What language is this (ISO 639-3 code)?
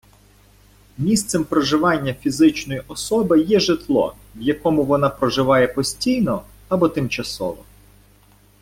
ukr